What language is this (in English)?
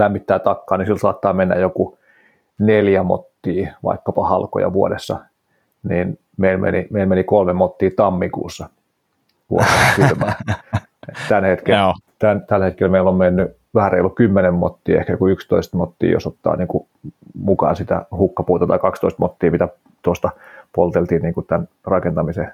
Finnish